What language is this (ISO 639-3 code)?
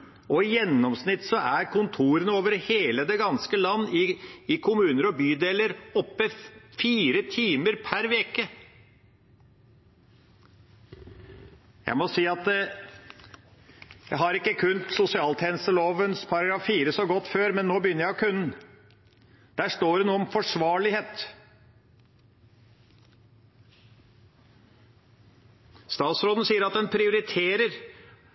nob